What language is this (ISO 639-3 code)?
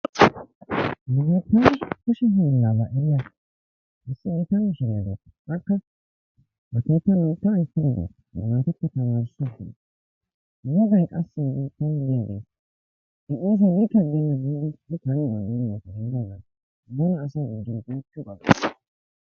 wal